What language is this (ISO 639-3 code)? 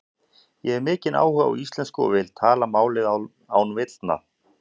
isl